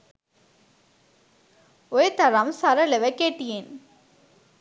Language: Sinhala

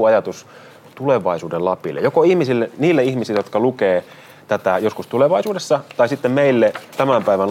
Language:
Finnish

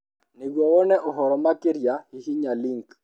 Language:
Kikuyu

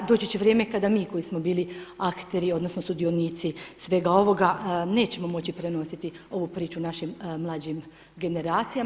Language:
Croatian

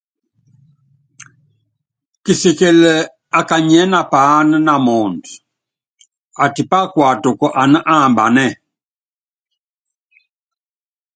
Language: Yangben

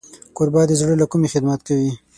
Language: Pashto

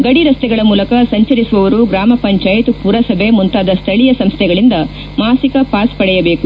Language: Kannada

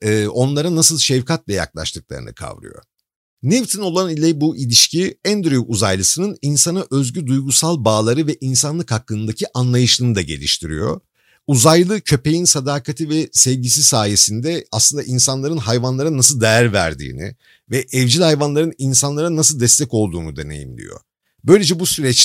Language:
Turkish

